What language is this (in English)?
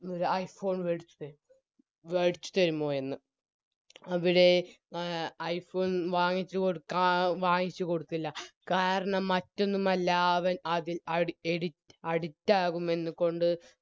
Malayalam